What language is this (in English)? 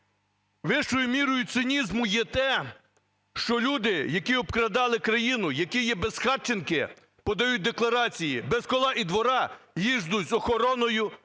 Ukrainian